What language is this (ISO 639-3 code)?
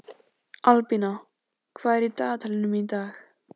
isl